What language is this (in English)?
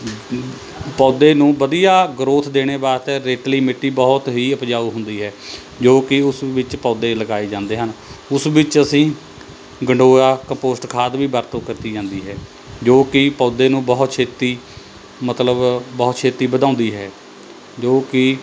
Punjabi